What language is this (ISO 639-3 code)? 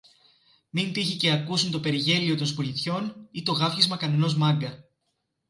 ell